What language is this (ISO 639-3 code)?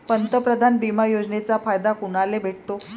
mar